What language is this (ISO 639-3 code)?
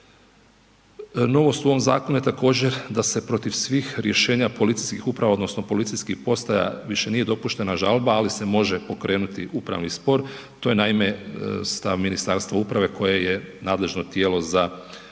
hrv